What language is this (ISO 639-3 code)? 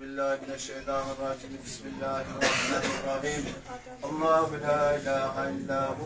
tur